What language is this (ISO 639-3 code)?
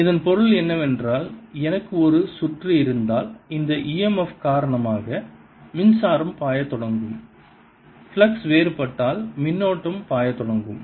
tam